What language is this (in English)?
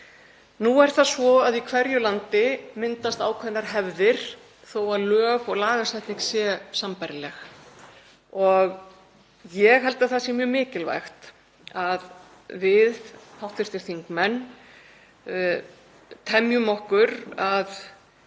Icelandic